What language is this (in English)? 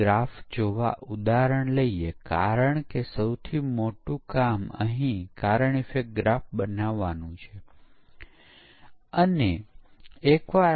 Gujarati